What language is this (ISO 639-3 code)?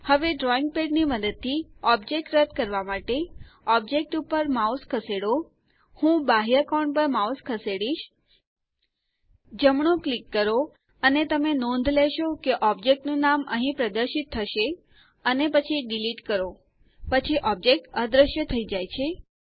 guj